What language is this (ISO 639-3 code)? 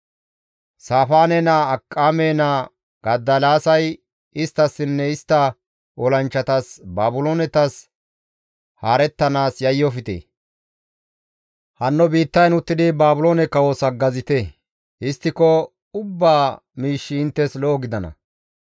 gmv